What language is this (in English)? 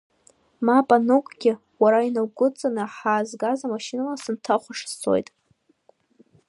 Abkhazian